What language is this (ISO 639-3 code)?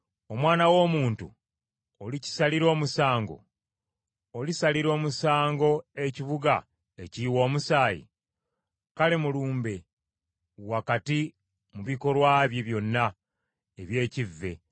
lug